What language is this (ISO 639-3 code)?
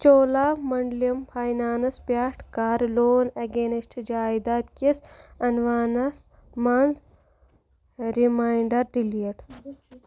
kas